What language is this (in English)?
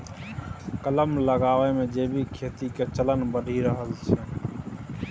Maithili